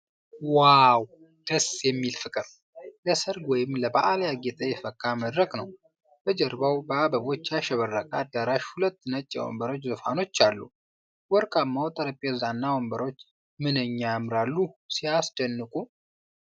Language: Amharic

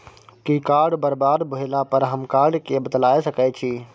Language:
Maithili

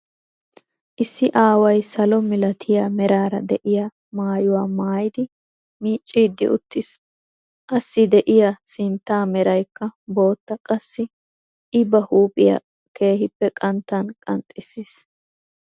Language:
Wolaytta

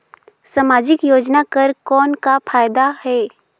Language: Chhattisgarhi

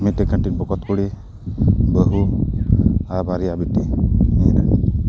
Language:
Santali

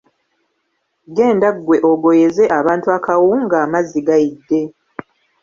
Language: Ganda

